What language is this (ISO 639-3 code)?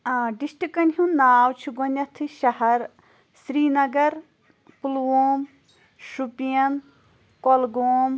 kas